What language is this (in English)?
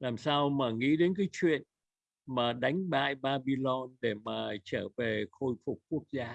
Vietnamese